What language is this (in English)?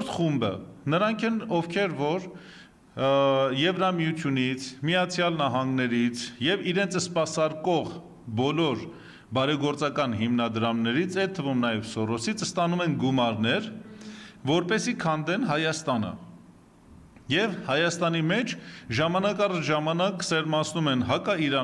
Turkish